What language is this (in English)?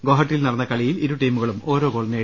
Malayalam